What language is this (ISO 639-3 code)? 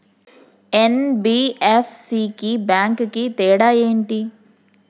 tel